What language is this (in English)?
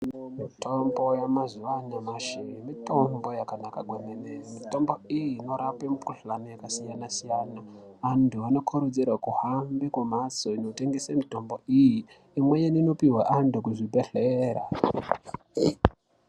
Ndau